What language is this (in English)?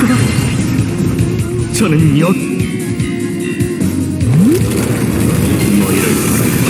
Korean